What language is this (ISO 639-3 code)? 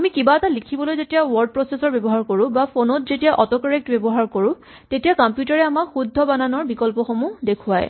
asm